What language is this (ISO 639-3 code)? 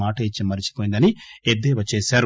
tel